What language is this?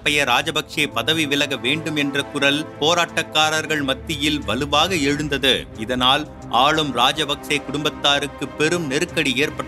Tamil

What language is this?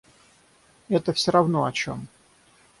Russian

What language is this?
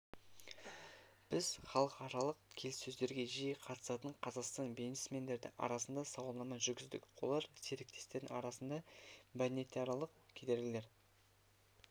Kazakh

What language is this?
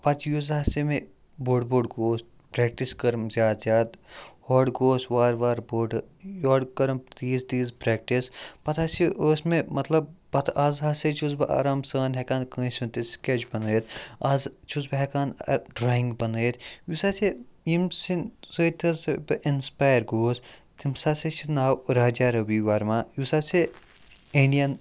Kashmiri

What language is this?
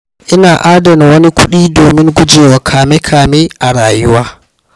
Hausa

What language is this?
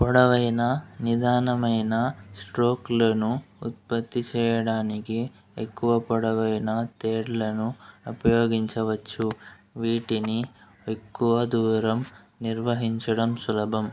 Telugu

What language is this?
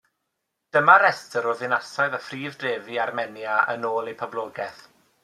Welsh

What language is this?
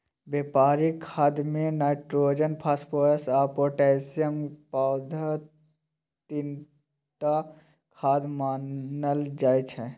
Maithili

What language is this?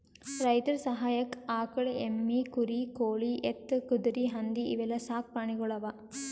Kannada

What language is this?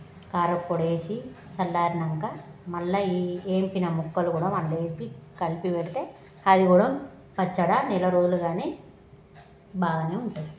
Telugu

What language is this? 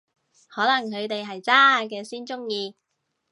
Cantonese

